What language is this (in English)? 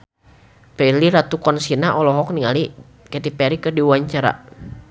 Sundanese